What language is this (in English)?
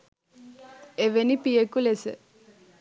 Sinhala